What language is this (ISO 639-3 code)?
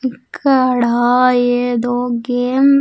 tel